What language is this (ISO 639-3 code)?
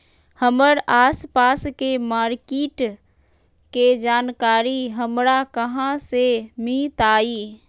mag